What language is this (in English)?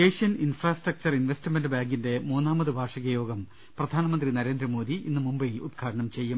Malayalam